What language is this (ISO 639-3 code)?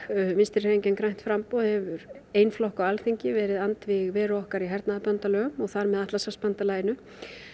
isl